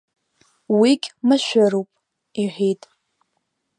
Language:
Abkhazian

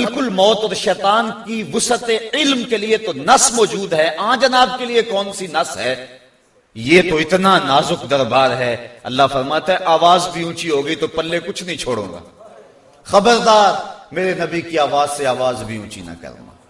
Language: Hindi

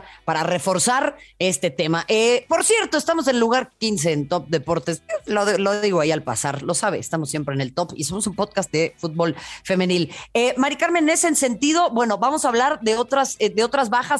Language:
Spanish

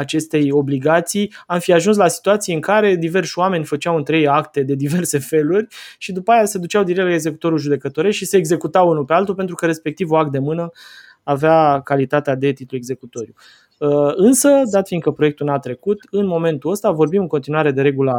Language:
Romanian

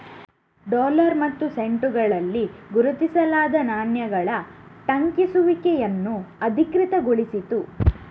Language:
Kannada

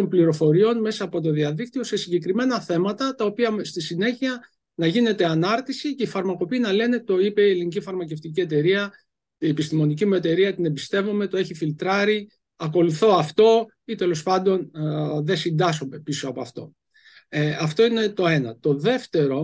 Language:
Greek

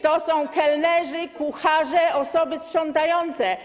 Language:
Polish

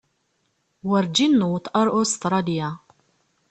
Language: Kabyle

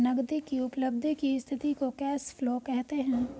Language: Hindi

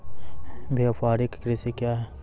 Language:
Maithili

